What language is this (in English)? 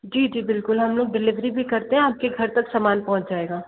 Hindi